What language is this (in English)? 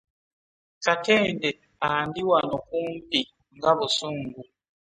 Ganda